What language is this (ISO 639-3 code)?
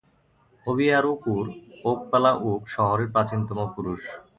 ben